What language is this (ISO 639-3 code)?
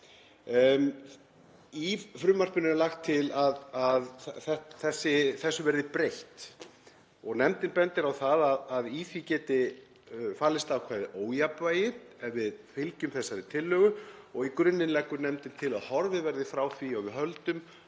isl